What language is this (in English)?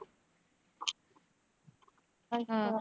Punjabi